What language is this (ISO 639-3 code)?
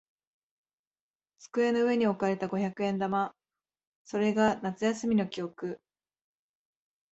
jpn